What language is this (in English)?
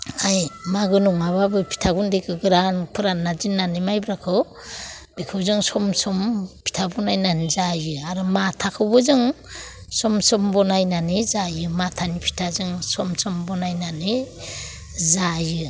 Bodo